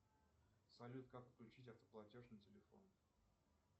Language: Russian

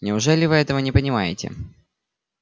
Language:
Russian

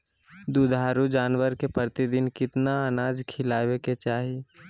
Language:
Magahi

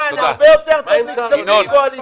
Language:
Hebrew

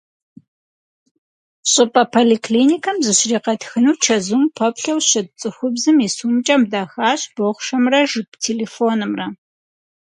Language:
Kabardian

